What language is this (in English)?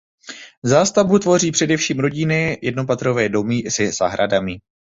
Czech